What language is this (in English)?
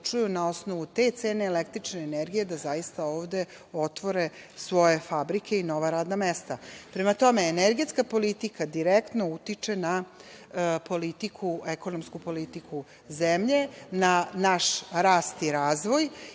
Serbian